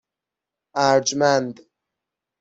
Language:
Persian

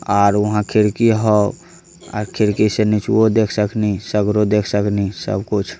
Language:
Magahi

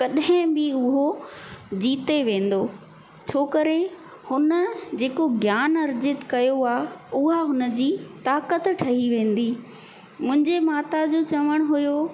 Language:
Sindhi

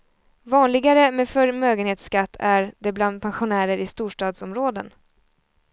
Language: Swedish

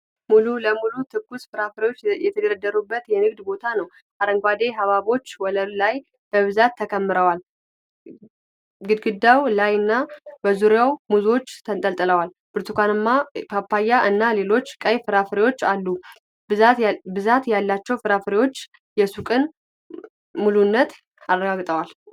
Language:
Amharic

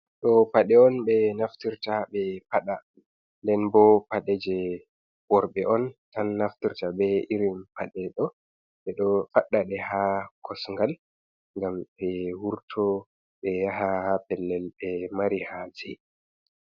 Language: Fula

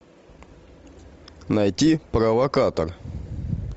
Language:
Russian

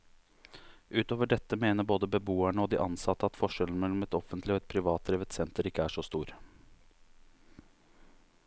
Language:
Norwegian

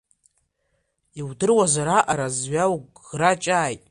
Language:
Abkhazian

